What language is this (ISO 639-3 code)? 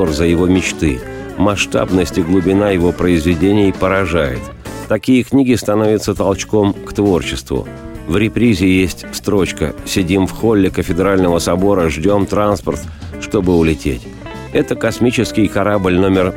rus